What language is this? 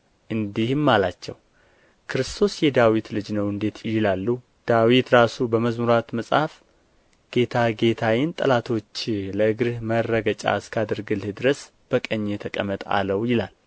Amharic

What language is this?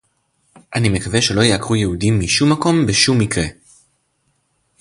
Hebrew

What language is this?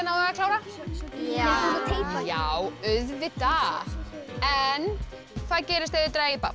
Icelandic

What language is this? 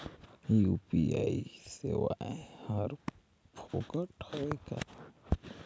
Chhattisgarhi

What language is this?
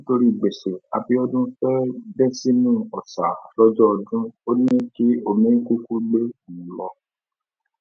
Yoruba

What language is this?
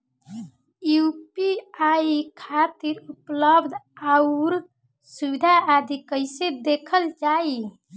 Bhojpuri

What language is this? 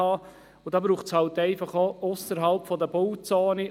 Swiss German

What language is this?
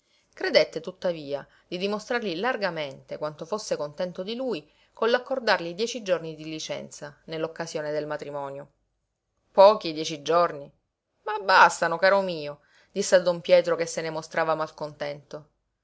Italian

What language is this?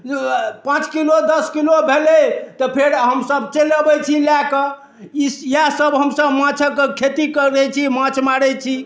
Maithili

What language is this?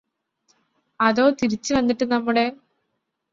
Malayalam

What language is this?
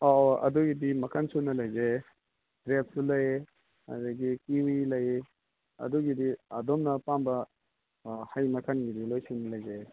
Manipuri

